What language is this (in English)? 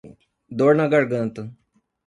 Portuguese